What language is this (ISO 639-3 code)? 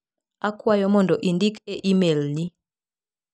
luo